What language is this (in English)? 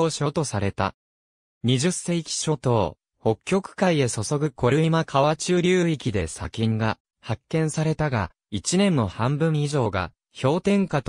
Japanese